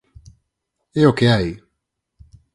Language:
Galician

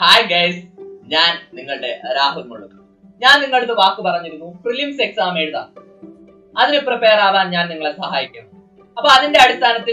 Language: Malayalam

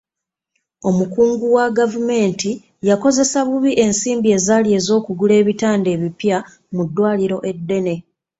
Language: Ganda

